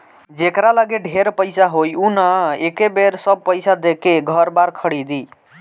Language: Bhojpuri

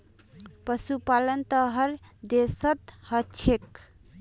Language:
Magahi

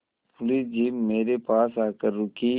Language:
Hindi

